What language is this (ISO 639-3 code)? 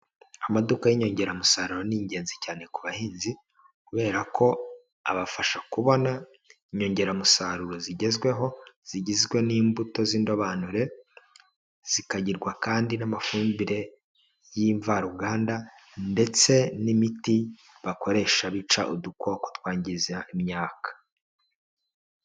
kin